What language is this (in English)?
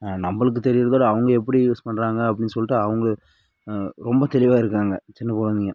Tamil